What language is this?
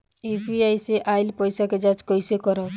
Bhojpuri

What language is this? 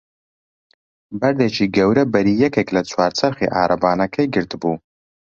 Central Kurdish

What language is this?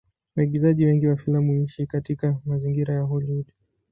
Swahili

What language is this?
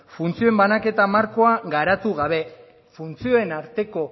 Basque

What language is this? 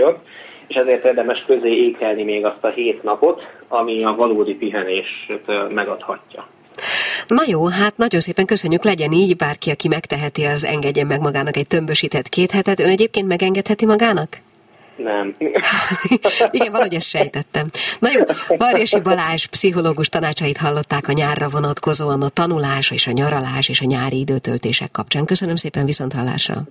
Hungarian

